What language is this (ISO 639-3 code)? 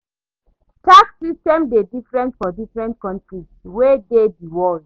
pcm